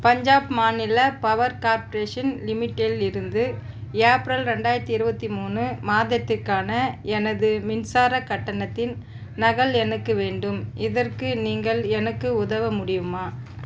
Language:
Tamil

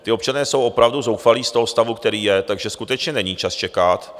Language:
Czech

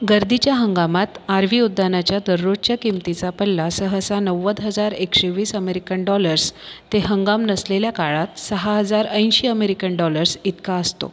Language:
Marathi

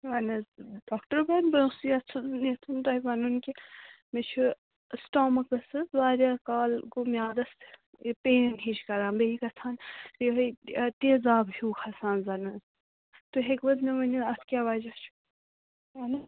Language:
Kashmiri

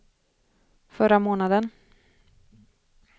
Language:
Swedish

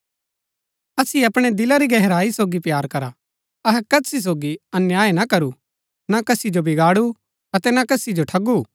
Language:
Gaddi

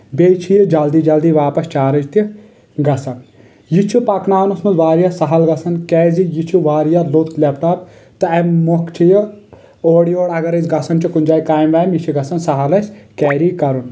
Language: Kashmiri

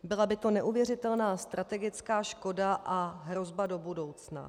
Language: Czech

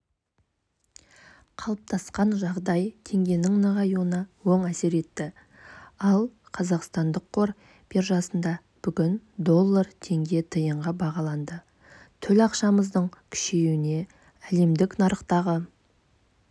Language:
Kazakh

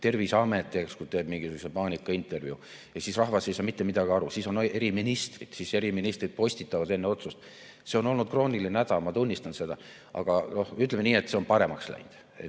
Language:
Estonian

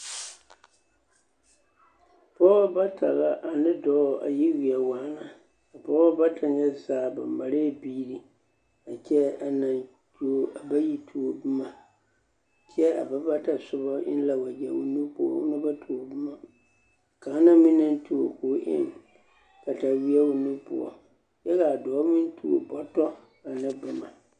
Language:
Southern Dagaare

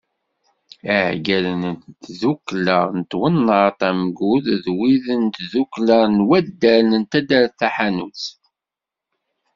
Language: Kabyle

